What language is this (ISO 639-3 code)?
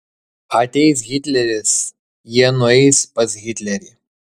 lit